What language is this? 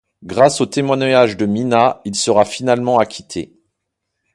French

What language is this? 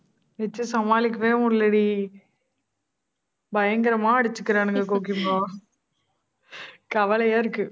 Tamil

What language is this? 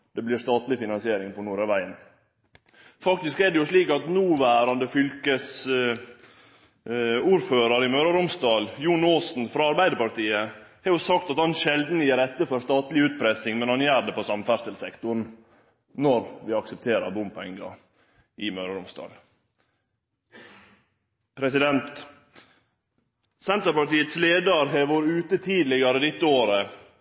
Norwegian Nynorsk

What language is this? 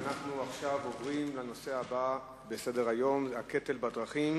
Hebrew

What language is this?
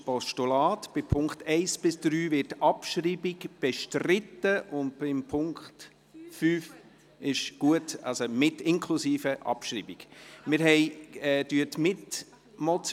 Swiss German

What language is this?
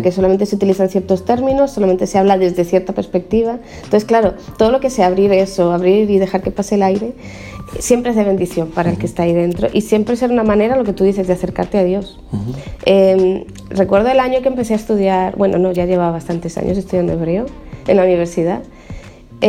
Spanish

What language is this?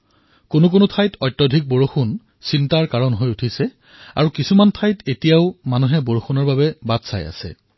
Assamese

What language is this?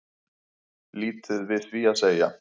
Icelandic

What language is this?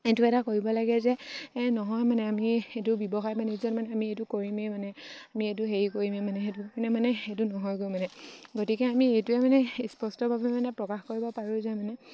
Assamese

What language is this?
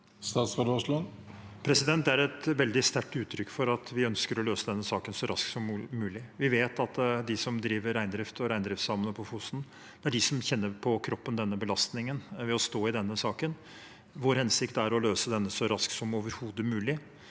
Norwegian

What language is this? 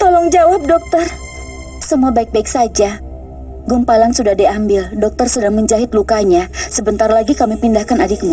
Indonesian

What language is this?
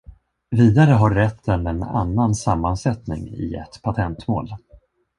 Swedish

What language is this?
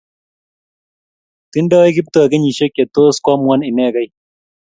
Kalenjin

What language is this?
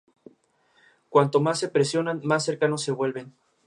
Spanish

